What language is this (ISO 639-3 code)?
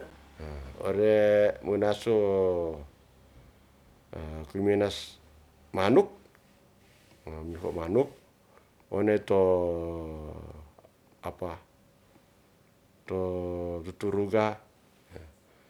rth